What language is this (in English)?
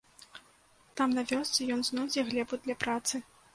Belarusian